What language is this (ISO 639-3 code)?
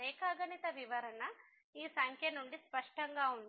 tel